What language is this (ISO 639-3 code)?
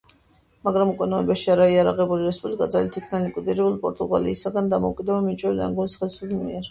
kat